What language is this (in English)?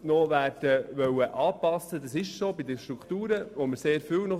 Swiss German